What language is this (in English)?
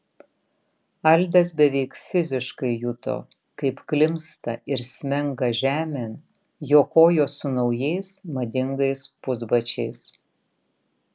Lithuanian